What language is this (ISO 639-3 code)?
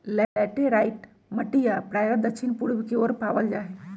mag